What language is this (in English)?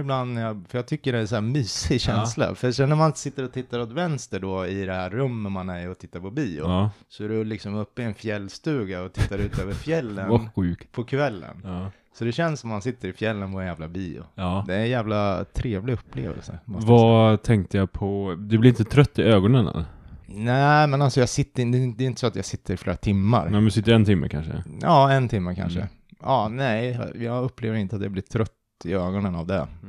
Swedish